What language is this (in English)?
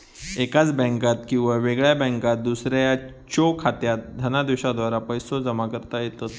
Marathi